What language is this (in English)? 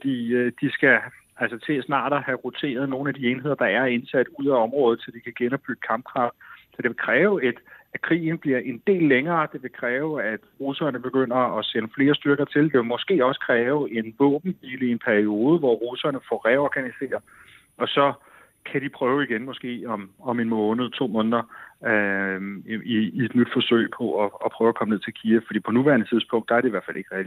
Danish